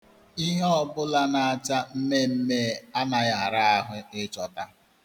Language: Igbo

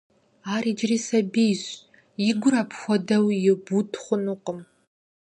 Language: Kabardian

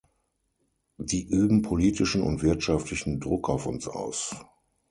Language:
German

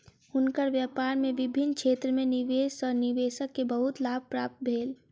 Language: Maithili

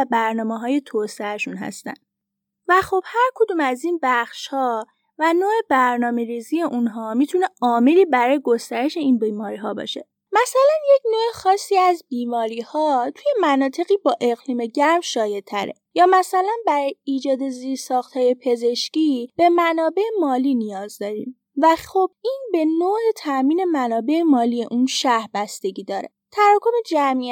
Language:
Persian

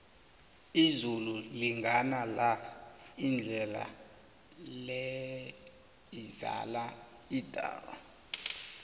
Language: South Ndebele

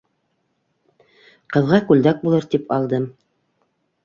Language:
Bashkir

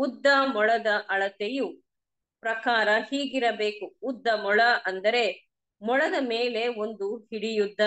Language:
Kannada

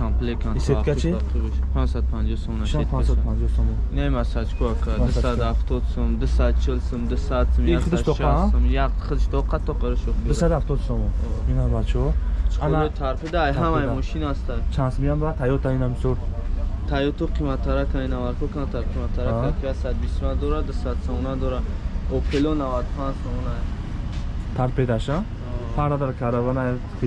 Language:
Turkish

